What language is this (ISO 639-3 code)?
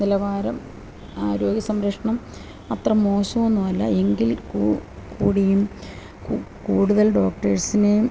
mal